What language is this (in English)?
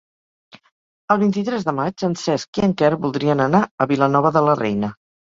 Catalan